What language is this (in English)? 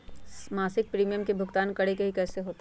Magahi